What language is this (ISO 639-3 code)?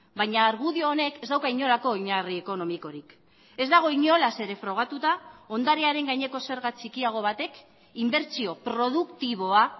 eus